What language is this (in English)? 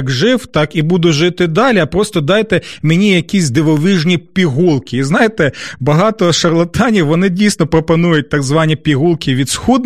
Ukrainian